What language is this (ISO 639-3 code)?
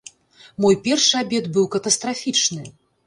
bel